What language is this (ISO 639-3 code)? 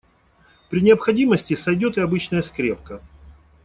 rus